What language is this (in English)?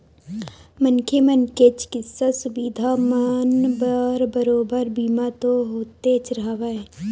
Chhattisgarhi